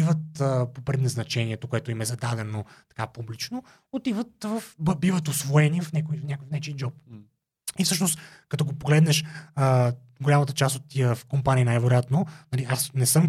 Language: Bulgarian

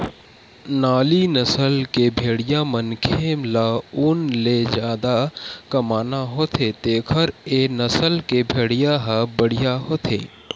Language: Chhattisgarhi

